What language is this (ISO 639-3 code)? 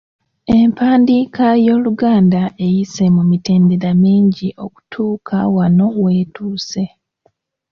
lug